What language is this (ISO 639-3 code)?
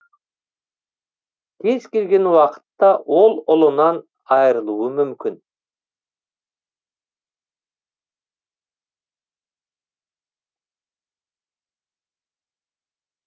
kaz